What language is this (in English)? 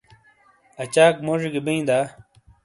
Shina